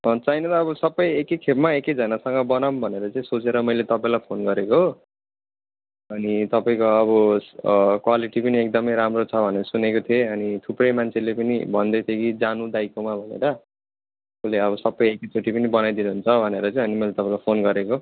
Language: Nepali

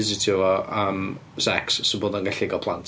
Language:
Welsh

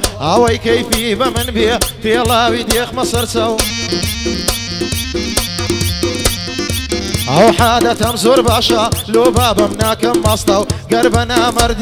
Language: Arabic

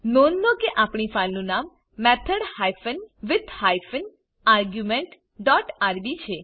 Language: Gujarati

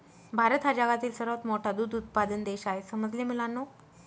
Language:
Marathi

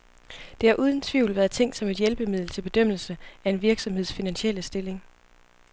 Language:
Danish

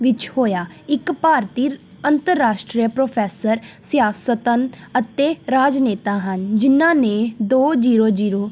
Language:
Punjabi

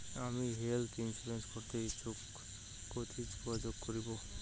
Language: Bangla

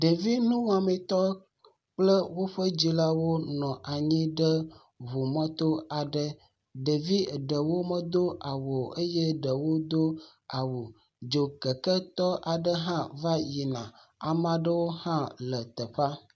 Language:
Ewe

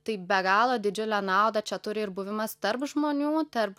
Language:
Lithuanian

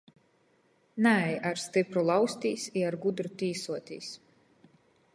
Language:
Latgalian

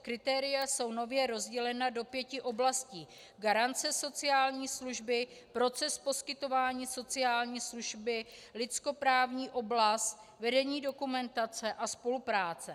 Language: Czech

